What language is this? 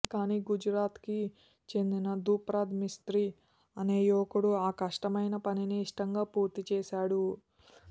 Telugu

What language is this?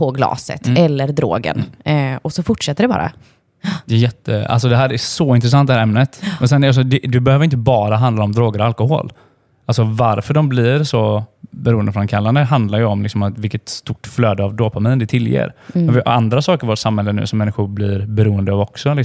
Swedish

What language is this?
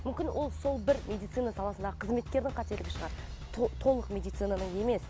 Kazakh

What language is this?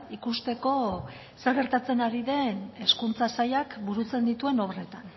Basque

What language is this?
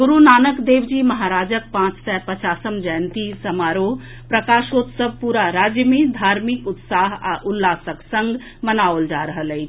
Maithili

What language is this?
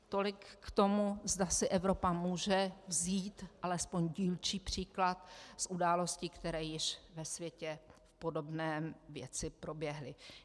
Czech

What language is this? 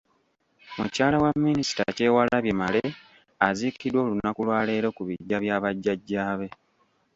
Ganda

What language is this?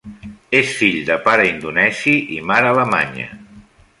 Catalan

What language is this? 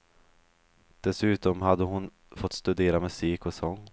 Swedish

